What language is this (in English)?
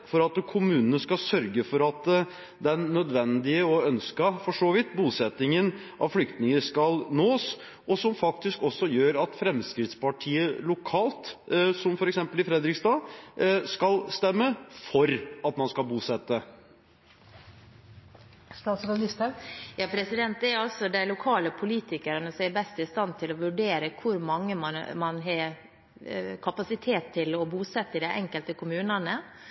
Norwegian Bokmål